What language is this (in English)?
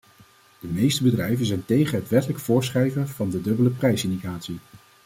Dutch